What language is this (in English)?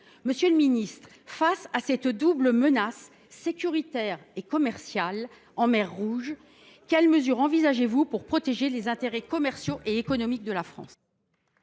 French